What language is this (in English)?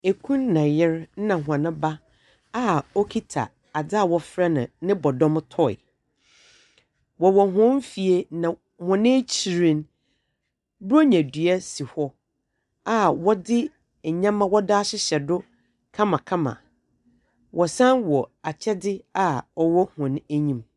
Akan